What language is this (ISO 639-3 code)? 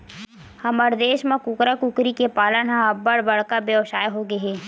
hne